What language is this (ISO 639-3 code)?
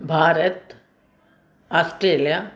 snd